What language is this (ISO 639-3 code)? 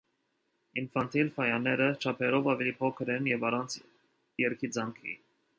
hye